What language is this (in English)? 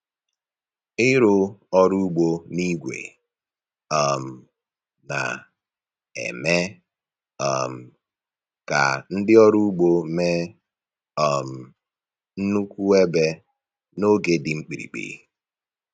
Igbo